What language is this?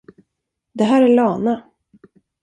Swedish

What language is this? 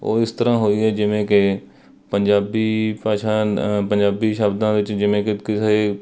Punjabi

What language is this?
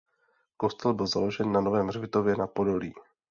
Czech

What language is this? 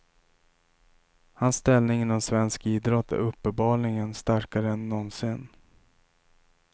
Swedish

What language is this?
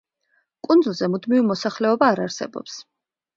Georgian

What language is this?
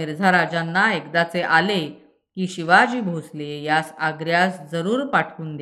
Marathi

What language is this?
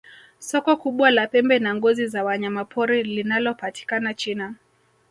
Swahili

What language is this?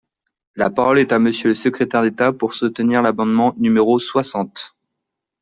French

